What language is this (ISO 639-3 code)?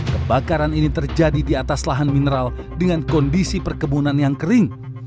ind